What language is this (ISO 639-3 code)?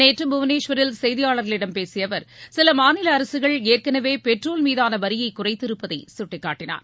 tam